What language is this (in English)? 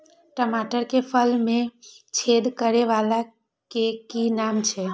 Maithili